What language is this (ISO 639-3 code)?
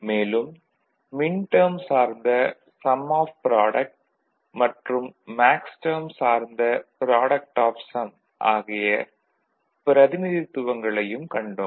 tam